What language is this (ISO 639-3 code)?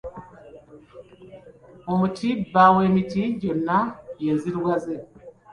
lug